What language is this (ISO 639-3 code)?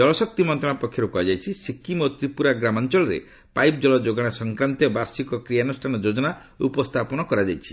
ori